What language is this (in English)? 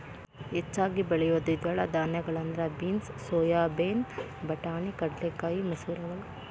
Kannada